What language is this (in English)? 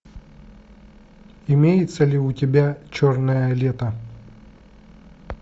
Russian